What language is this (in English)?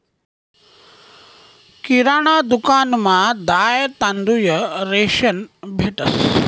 Marathi